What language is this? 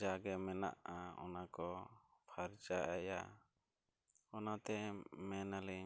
Santali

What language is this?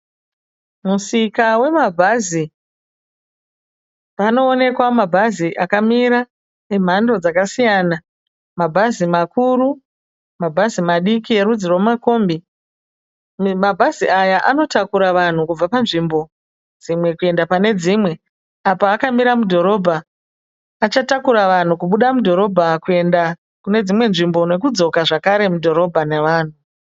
Shona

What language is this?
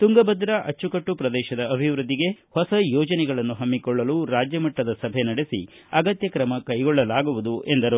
Kannada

